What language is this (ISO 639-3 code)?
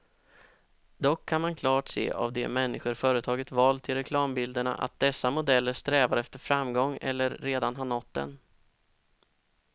swe